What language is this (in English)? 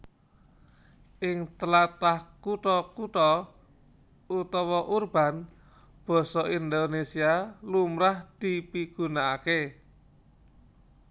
Javanese